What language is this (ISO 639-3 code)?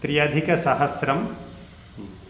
san